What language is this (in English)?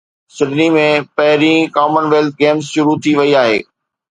Sindhi